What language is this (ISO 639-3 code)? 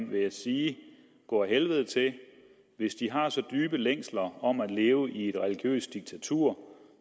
dan